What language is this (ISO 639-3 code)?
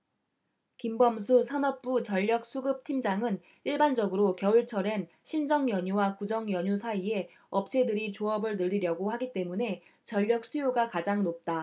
kor